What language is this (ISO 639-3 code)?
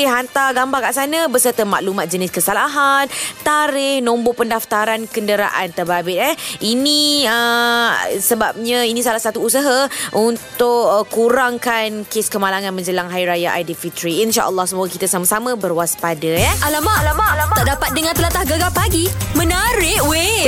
msa